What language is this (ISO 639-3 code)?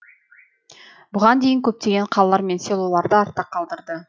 kaz